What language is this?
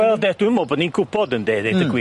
Welsh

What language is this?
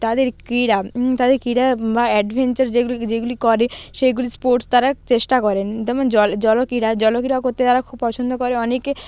Bangla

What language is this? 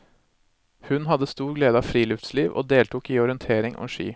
Norwegian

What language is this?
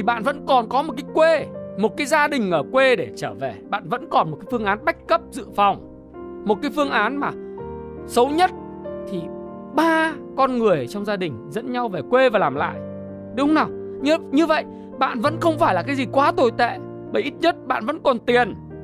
Vietnamese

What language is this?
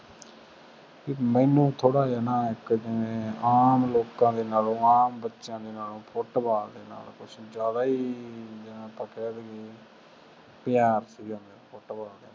Punjabi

